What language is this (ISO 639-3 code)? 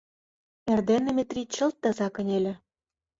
chm